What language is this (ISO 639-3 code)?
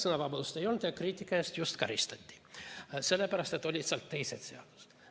est